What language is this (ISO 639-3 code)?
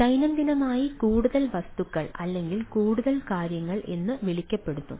mal